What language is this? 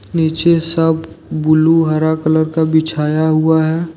Hindi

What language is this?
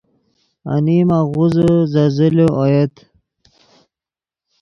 Yidgha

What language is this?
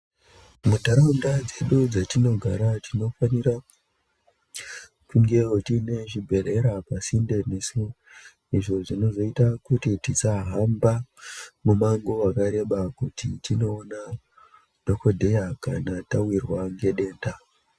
Ndau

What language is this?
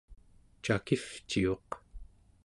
Central Yupik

